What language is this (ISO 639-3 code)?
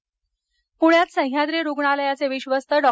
mar